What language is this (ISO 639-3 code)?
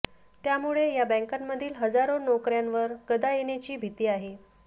mar